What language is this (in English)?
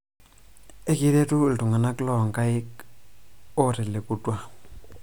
Masai